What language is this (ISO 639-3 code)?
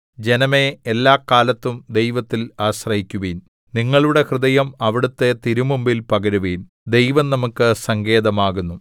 mal